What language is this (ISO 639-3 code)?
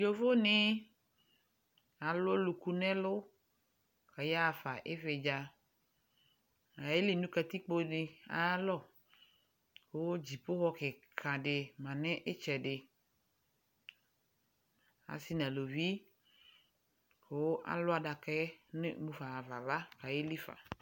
kpo